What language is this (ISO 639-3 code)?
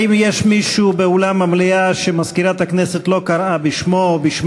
heb